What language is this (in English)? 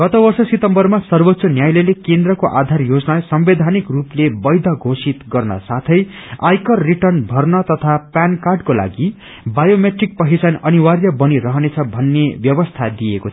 Nepali